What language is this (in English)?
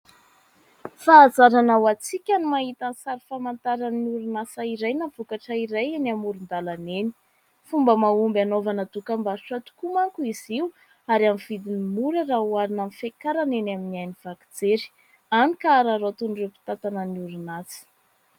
Malagasy